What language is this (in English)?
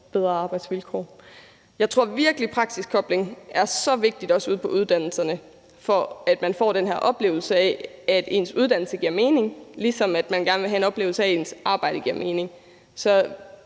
Danish